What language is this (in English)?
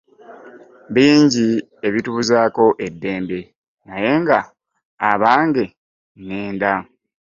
Ganda